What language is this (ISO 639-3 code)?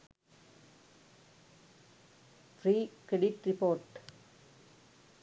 sin